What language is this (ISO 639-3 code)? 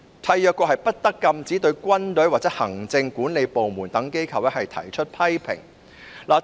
yue